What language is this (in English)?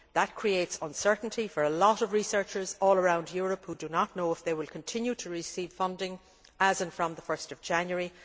English